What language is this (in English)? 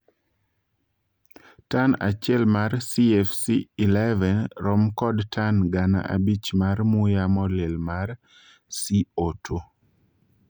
Luo (Kenya and Tanzania)